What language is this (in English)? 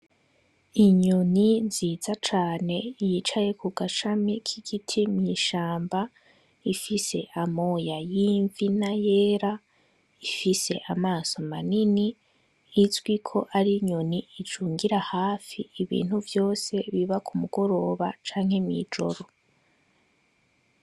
Rundi